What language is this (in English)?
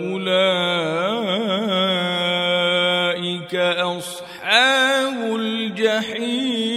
Arabic